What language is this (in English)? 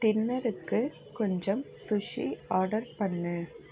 Tamil